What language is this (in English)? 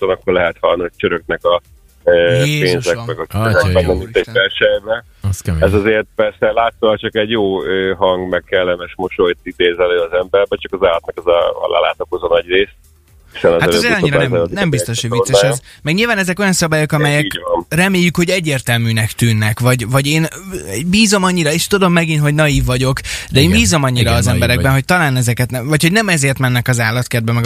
Hungarian